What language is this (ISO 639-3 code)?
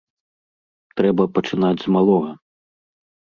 bel